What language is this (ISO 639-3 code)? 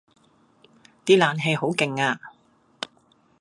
yue